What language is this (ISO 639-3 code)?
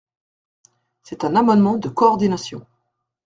fra